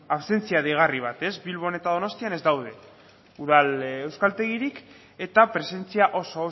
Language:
Basque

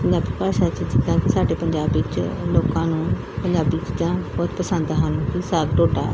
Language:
Punjabi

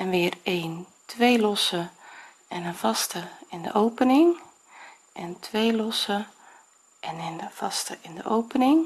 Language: Dutch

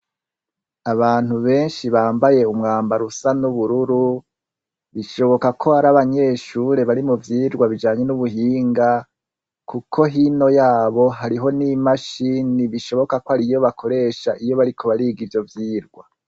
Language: Rundi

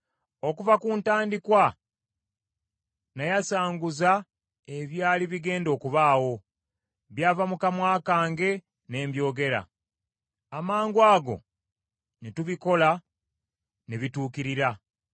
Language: Ganda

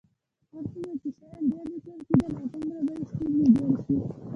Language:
Pashto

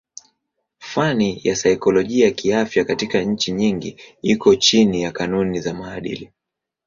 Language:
Swahili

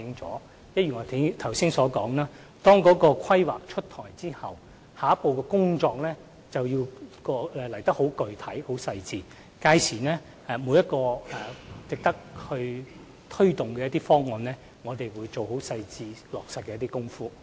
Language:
Cantonese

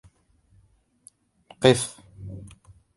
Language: Arabic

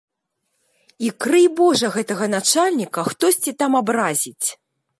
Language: Belarusian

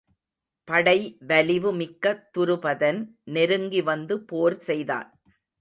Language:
Tamil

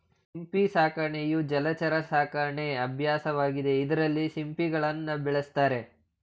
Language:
Kannada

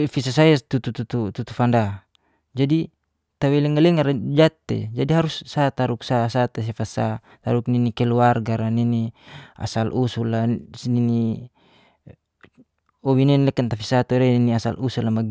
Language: Geser-Gorom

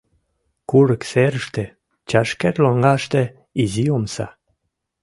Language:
Mari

